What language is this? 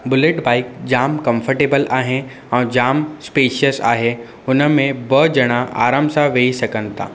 Sindhi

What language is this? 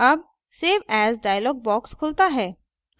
Hindi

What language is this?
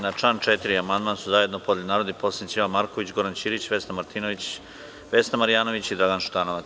Serbian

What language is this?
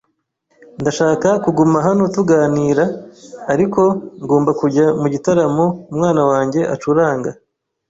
Kinyarwanda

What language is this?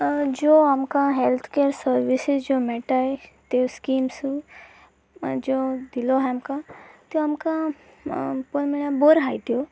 Konkani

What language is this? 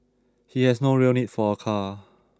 English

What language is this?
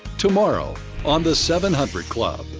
English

